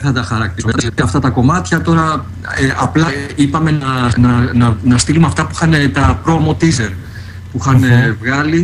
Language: Greek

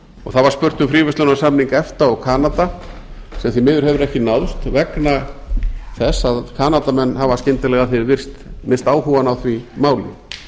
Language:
Icelandic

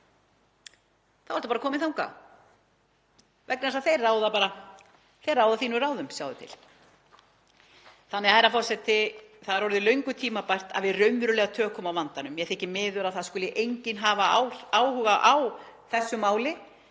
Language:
Icelandic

